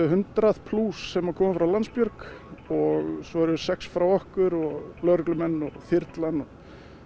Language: Icelandic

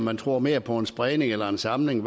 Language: Danish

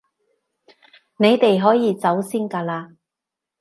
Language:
Cantonese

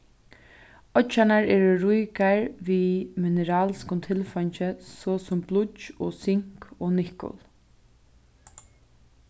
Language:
Faroese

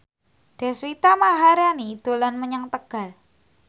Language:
Javanese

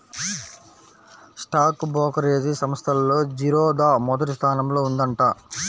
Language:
Telugu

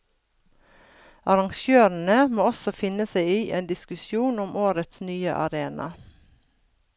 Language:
Norwegian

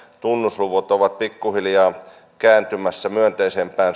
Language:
Finnish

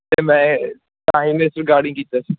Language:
Punjabi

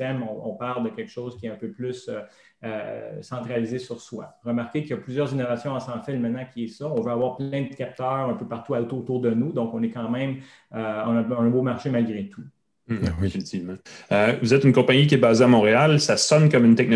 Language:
French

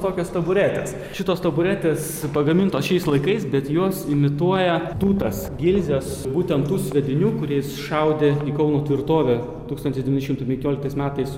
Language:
Lithuanian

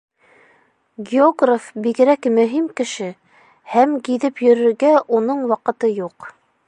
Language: Bashkir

